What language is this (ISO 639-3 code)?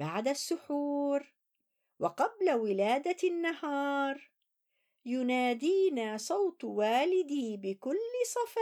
ara